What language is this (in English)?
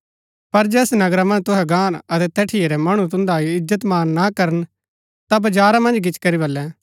Gaddi